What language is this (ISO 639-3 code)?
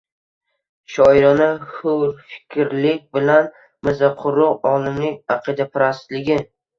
uzb